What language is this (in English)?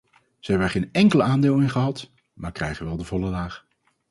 Dutch